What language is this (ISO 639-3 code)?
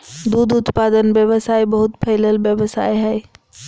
mag